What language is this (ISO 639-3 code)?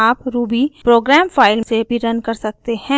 hin